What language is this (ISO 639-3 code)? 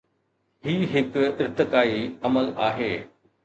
snd